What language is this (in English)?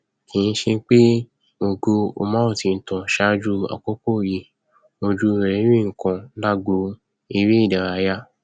Yoruba